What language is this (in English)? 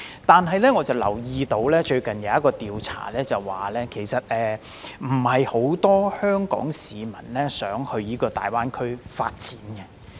Cantonese